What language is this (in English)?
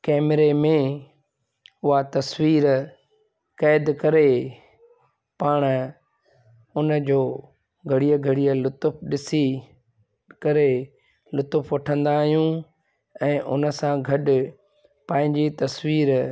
Sindhi